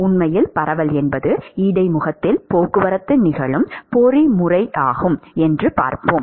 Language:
Tamil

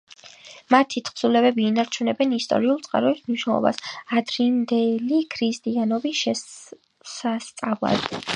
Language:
Georgian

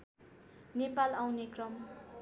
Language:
Nepali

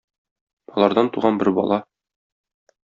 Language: Tatar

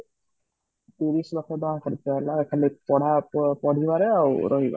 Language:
Odia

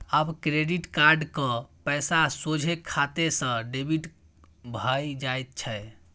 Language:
Maithili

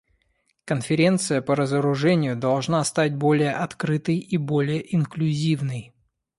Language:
Russian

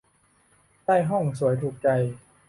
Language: Thai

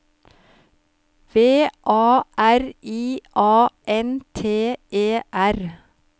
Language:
Norwegian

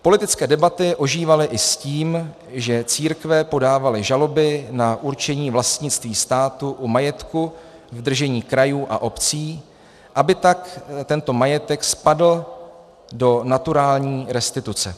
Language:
Czech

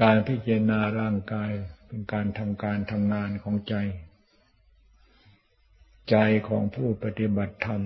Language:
Thai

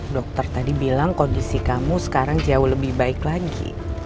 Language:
Indonesian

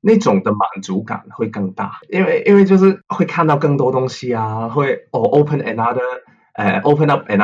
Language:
Chinese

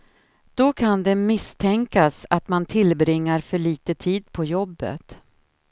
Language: Swedish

